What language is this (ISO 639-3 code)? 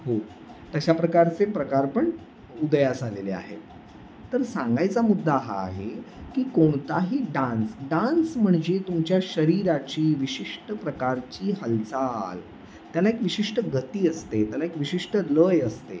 mar